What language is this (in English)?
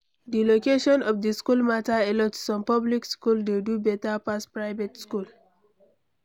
Nigerian Pidgin